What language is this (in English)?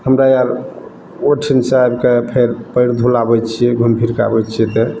Maithili